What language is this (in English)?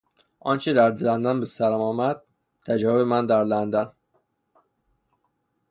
Persian